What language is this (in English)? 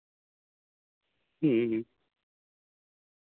Santali